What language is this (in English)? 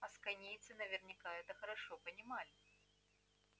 Russian